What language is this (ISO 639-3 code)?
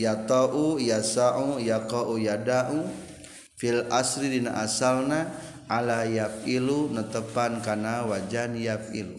ind